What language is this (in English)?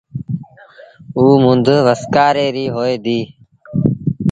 Sindhi Bhil